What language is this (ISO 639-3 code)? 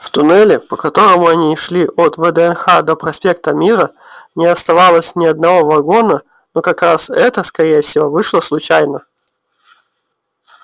rus